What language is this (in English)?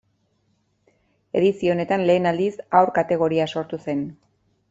Basque